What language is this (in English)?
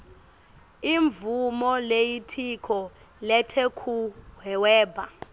Swati